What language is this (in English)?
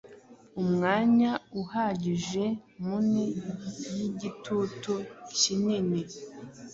Kinyarwanda